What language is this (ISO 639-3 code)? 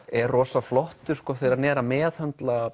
isl